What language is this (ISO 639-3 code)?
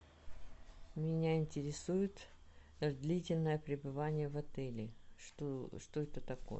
rus